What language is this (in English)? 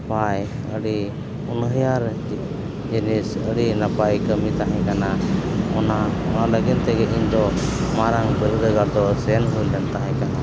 Santali